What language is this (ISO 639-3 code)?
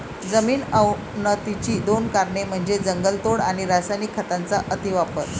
mar